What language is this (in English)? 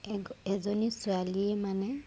Assamese